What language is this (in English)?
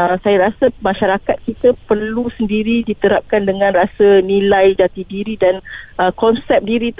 Malay